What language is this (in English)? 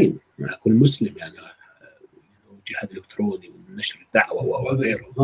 Arabic